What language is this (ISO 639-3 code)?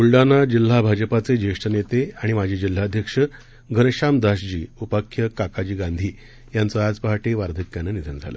mar